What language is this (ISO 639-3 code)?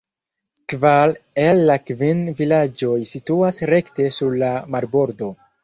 epo